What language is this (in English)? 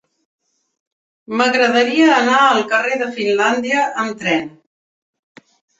Catalan